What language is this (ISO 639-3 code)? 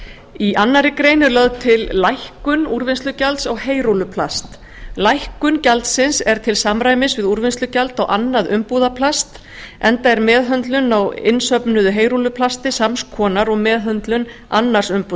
isl